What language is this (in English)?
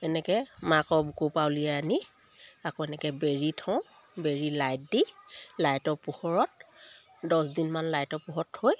Assamese